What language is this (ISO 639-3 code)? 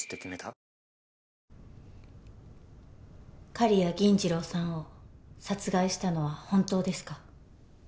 jpn